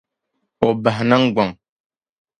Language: Dagbani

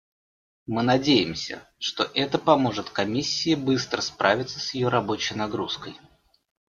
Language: Russian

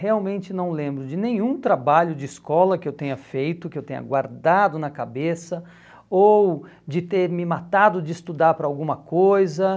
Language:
Portuguese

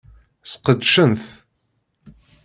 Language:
Kabyle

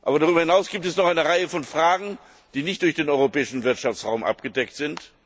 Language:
German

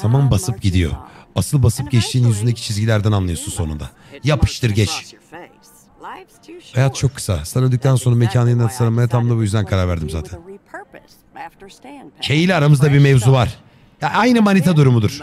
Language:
Turkish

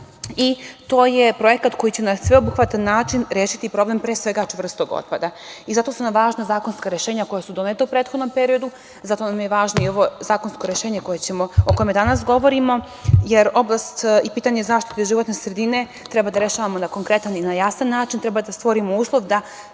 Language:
Serbian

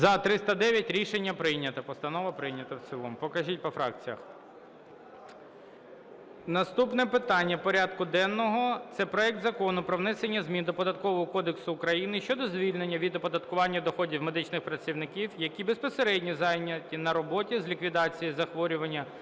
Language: Ukrainian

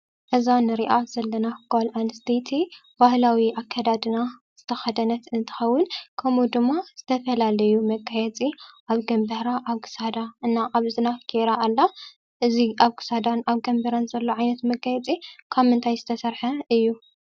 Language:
Tigrinya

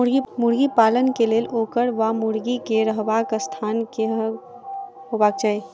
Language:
Maithili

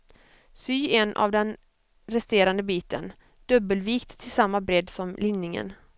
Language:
Swedish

